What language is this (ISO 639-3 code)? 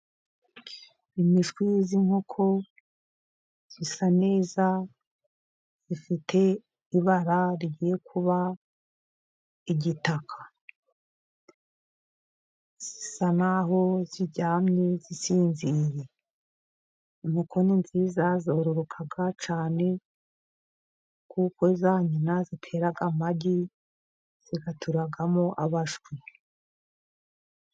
kin